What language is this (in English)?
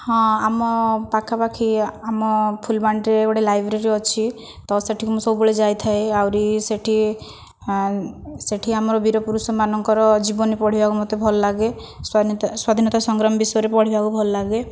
Odia